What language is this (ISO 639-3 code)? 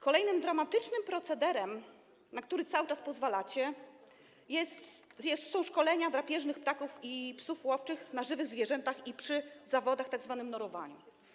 pol